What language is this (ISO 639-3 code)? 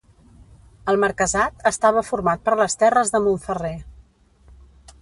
cat